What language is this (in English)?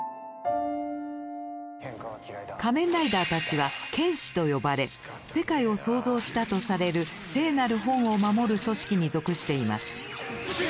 Japanese